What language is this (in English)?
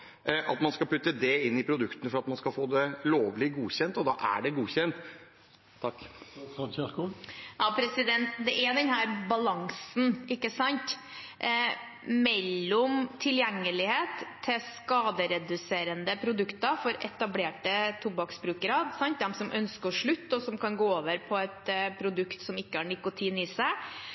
Norwegian Bokmål